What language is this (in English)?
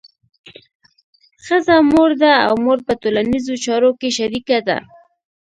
Pashto